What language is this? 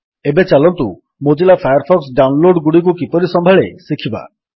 Odia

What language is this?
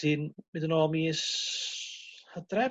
Welsh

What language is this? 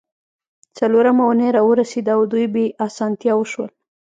Pashto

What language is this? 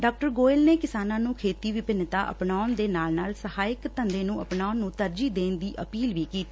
Punjabi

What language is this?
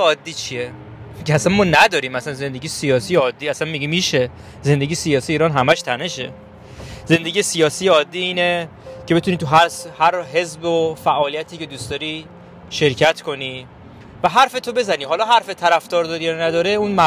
Persian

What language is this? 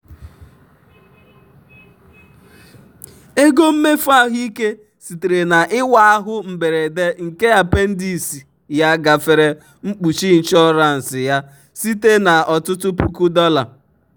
Igbo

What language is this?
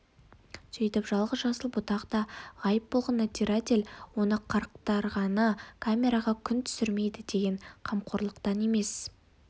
Kazakh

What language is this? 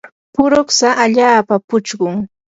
Yanahuanca Pasco Quechua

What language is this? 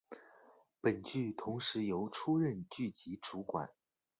Chinese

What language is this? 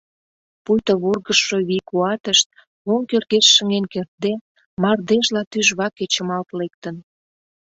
Mari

